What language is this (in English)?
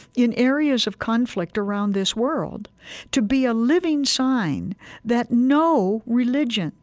English